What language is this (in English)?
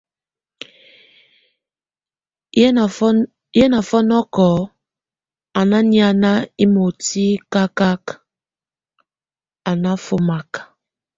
Tunen